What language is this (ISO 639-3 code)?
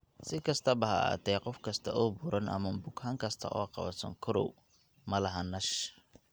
som